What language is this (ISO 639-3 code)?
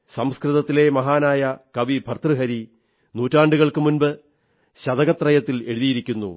mal